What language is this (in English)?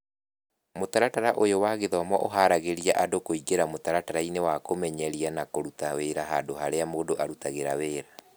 Kikuyu